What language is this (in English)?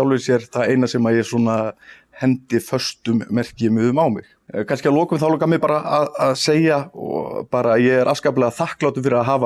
Icelandic